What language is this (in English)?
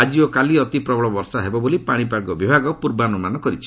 Odia